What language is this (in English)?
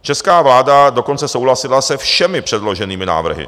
Czech